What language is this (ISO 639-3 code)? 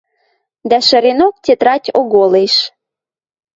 mrj